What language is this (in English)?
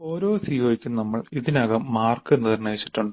Malayalam